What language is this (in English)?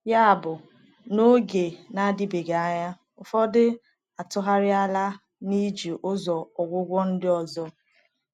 Igbo